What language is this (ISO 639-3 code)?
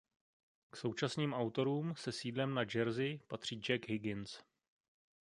ces